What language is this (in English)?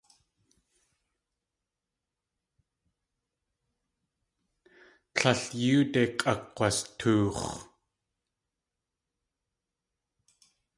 Tlingit